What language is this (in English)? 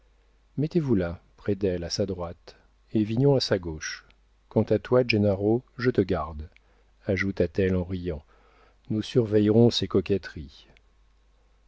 French